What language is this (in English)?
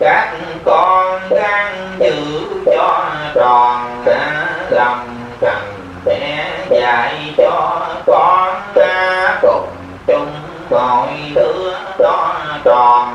Vietnamese